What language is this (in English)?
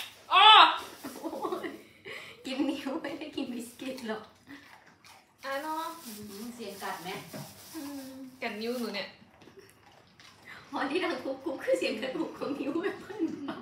Thai